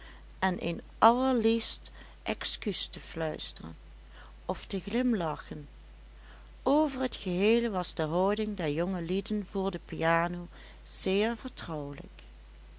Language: Dutch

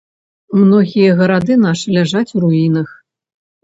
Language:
Belarusian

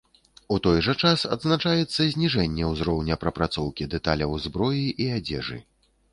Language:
Belarusian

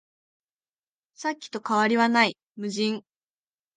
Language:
Japanese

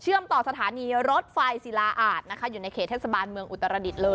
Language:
Thai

